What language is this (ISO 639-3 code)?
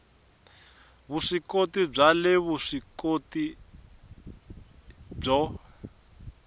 tso